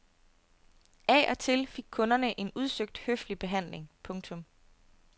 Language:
Danish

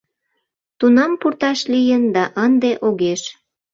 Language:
Mari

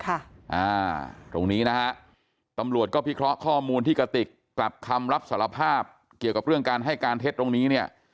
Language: Thai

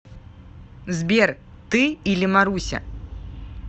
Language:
Russian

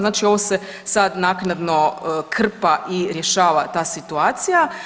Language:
Croatian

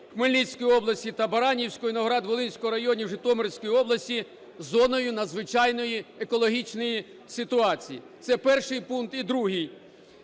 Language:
Ukrainian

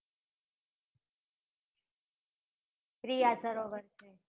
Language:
Gujarati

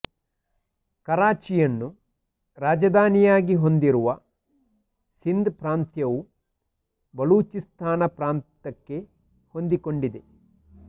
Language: Kannada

